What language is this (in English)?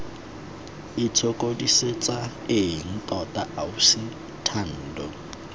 Tswana